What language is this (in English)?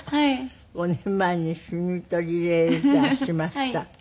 Japanese